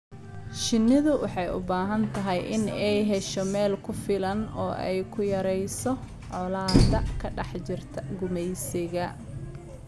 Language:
Somali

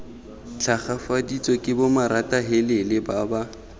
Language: Tswana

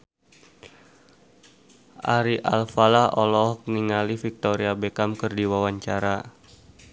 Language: Sundanese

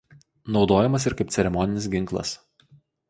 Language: Lithuanian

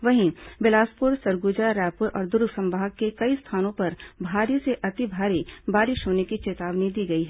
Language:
Hindi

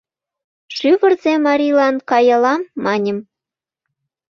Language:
Mari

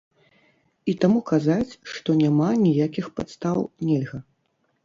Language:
Belarusian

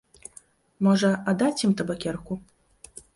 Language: Belarusian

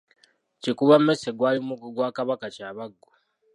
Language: Ganda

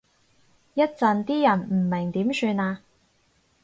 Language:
Cantonese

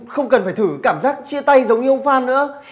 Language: Vietnamese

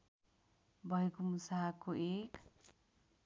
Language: Nepali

